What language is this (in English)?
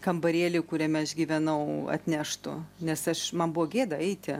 Lithuanian